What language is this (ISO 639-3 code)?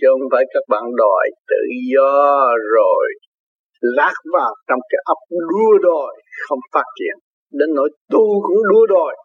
vie